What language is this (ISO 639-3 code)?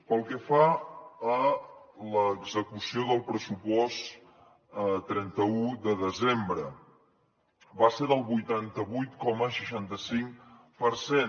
cat